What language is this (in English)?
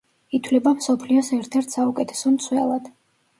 Georgian